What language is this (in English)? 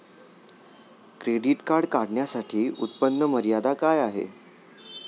Marathi